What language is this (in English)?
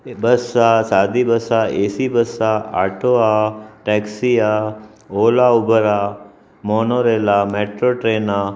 Sindhi